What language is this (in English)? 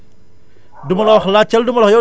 Wolof